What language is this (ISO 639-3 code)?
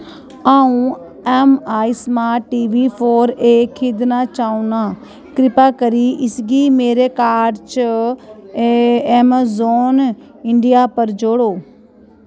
doi